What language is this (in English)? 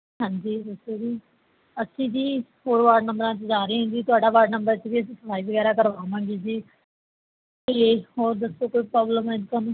Punjabi